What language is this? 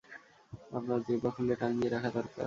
Bangla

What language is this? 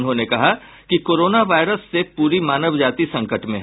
Hindi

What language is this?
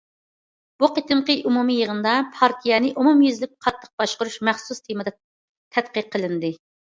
Uyghur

